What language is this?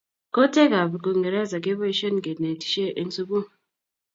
Kalenjin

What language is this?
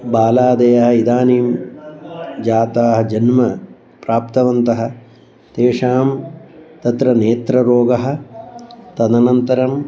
Sanskrit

